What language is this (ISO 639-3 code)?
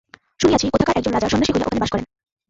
ben